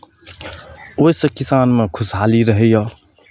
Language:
Maithili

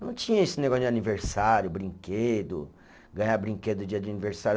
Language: Portuguese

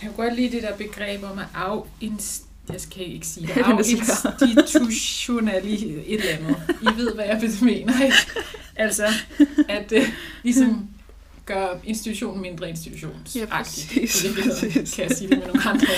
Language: Danish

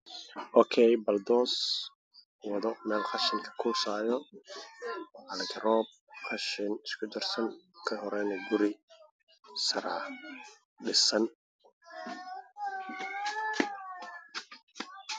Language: Somali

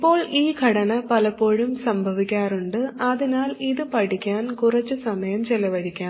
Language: Malayalam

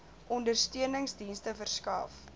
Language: Afrikaans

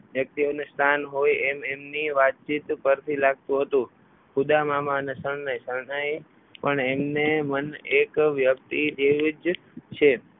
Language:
Gujarati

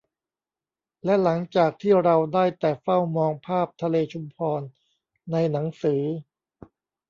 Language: Thai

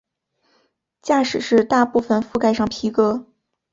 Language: Chinese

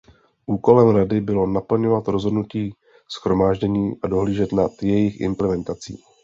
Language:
Czech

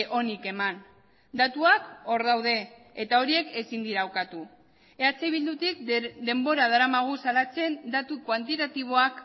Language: Basque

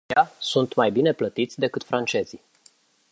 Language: Romanian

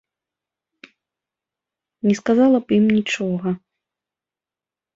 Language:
Belarusian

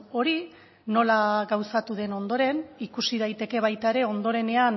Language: Basque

